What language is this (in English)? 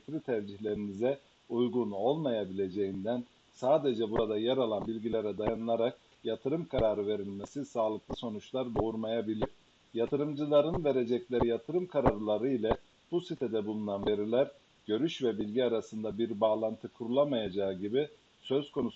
Turkish